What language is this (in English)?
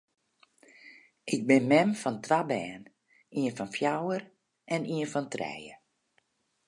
Western Frisian